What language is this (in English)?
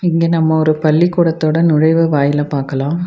Tamil